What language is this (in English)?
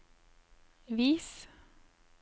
Norwegian